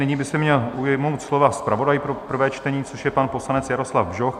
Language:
Czech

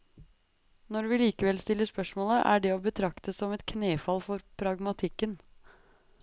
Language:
Norwegian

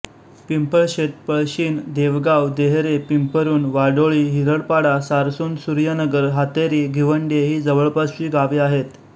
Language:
Marathi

